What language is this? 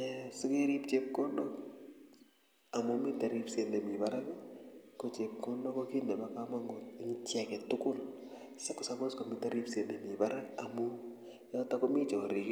Kalenjin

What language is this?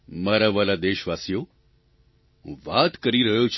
Gujarati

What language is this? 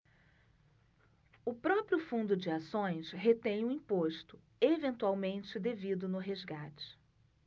Portuguese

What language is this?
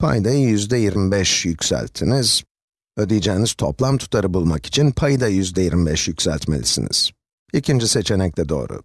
Turkish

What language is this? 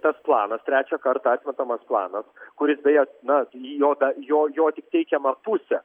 Lithuanian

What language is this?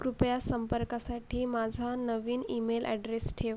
Marathi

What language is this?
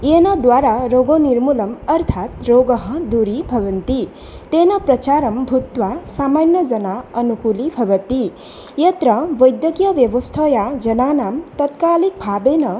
Sanskrit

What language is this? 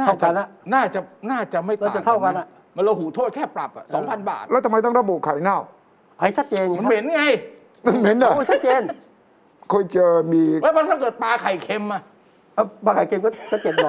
Thai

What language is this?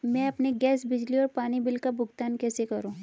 Hindi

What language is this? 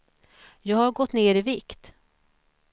Swedish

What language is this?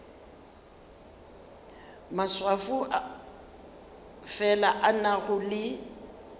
Northern Sotho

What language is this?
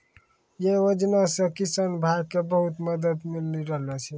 Maithili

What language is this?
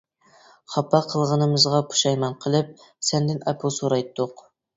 Uyghur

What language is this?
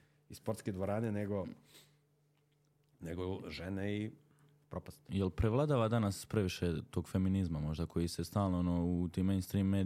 Croatian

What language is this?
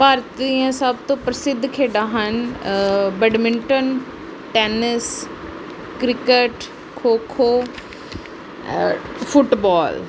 Punjabi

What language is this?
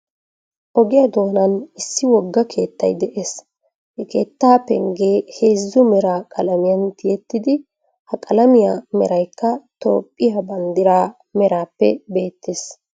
Wolaytta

